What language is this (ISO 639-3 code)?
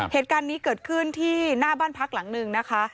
tha